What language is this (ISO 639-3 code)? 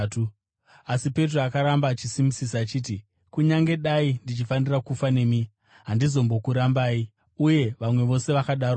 sna